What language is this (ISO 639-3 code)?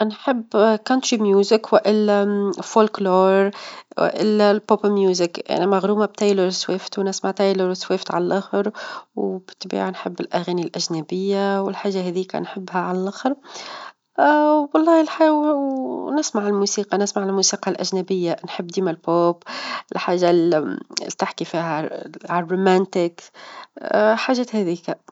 aeb